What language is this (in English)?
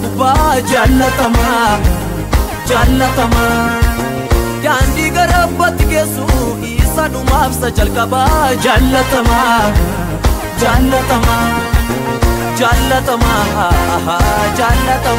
Arabic